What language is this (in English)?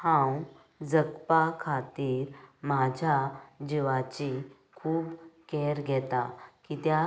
Konkani